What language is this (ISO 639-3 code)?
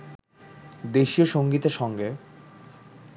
ben